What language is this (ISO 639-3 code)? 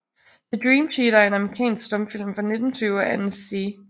dan